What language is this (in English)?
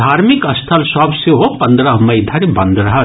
Maithili